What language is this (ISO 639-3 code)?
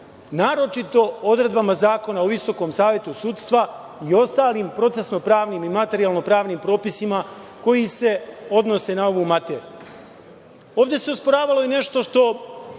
srp